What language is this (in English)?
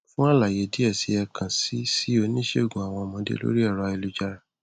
Yoruba